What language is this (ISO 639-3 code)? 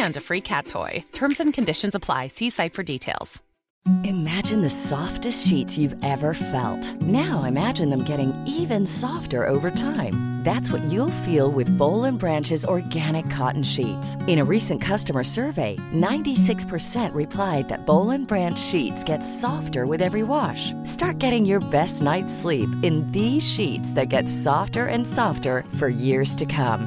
urd